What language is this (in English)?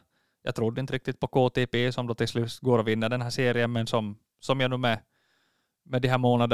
Swedish